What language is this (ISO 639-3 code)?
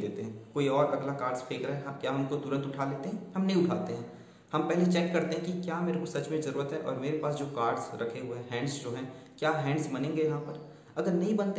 hin